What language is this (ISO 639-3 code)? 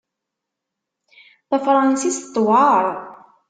kab